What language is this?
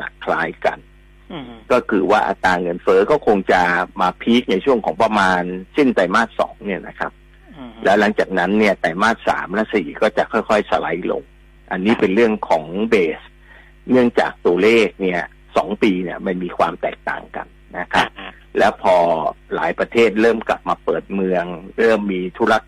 Thai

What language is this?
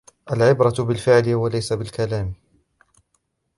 Arabic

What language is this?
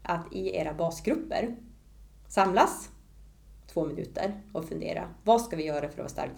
Swedish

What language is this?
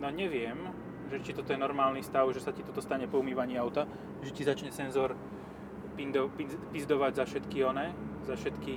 Slovak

